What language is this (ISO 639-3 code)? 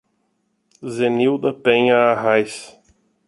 por